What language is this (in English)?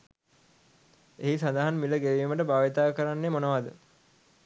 Sinhala